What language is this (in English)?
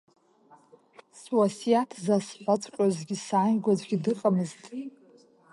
Abkhazian